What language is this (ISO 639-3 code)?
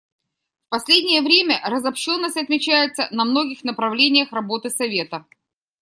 rus